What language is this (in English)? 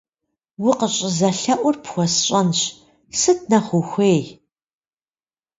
Kabardian